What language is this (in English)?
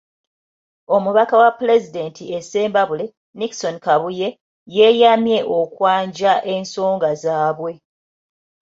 Ganda